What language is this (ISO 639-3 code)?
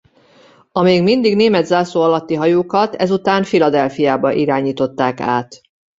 hun